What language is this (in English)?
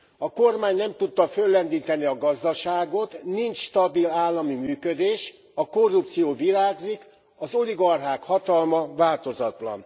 Hungarian